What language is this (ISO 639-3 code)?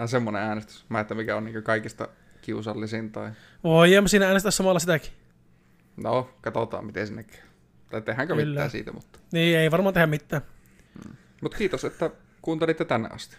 fin